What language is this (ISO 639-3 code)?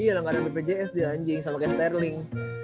ind